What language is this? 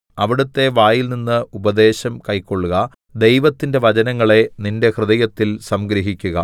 Malayalam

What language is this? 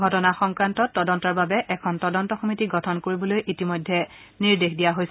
Assamese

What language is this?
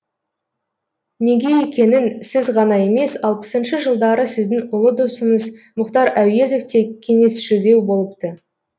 Kazakh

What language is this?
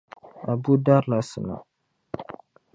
Dagbani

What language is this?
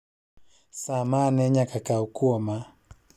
Luo (Kenya and Tanzania)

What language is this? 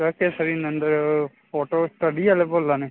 Dogri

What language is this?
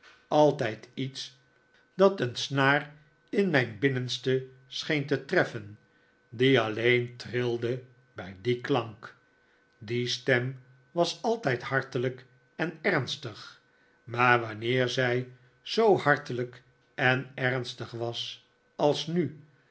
Dutch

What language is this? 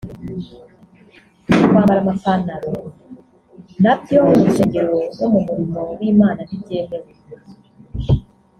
Kinyarwanda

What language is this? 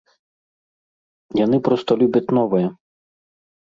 Belarusian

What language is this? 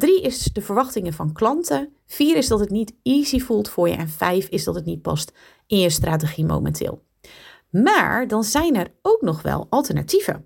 Dutch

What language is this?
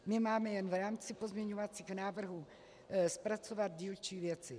Czech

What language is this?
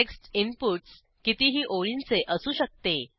Marathi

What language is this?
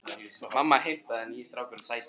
Icelandic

